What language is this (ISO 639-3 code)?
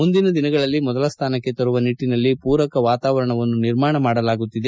kan